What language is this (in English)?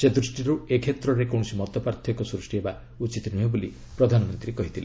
Odia